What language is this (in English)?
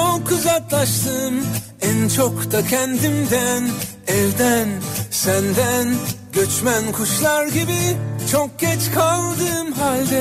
Turkish